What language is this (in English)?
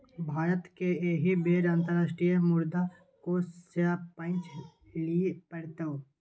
Maithili